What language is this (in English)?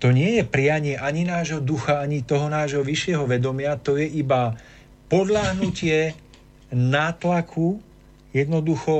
Slovak